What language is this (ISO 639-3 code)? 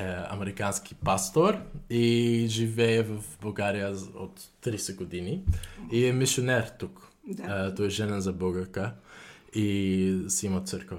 bul